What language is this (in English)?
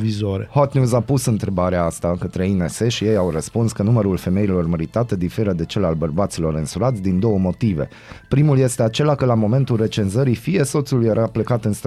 Romanian